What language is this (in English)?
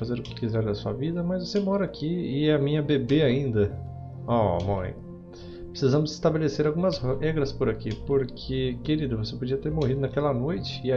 Portuguese